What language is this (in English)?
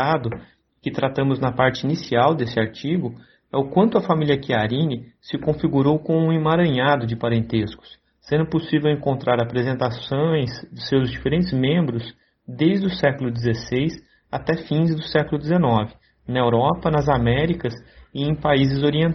Portuguese